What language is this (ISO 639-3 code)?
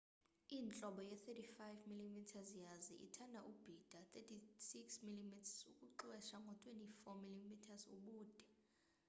xho